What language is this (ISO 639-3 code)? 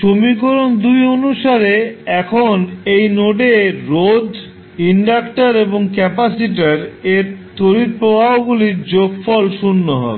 ben